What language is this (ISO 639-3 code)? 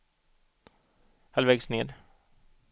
swe